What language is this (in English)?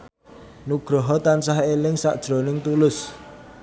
Javanese